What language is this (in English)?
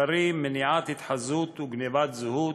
Hebrew